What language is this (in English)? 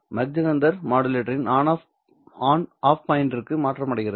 Tamil